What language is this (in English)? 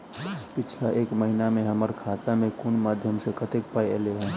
Maithili